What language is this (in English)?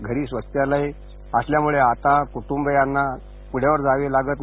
Marathi